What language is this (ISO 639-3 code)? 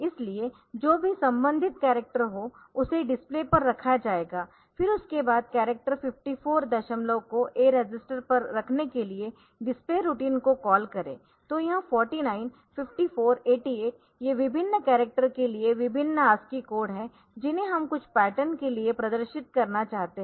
hin